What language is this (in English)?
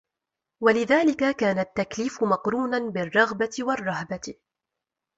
Arabic